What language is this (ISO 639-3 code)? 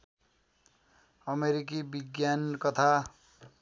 nep